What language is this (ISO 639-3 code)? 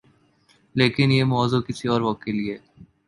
urd